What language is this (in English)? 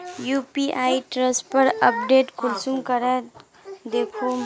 Magahi